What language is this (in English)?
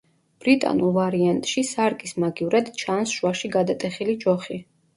Georgian